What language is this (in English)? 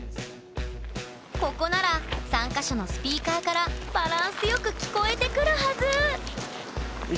Japanese